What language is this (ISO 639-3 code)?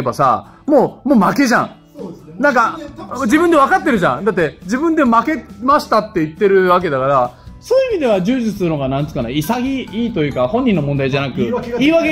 jpn